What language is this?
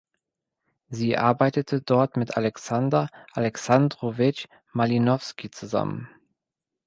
German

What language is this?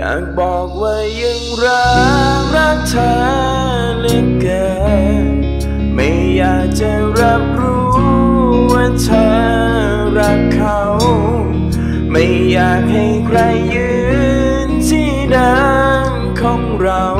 Thai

